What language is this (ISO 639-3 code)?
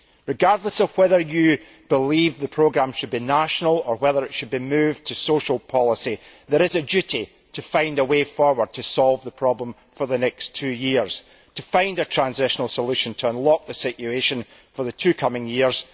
eng